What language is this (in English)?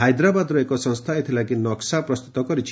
Odia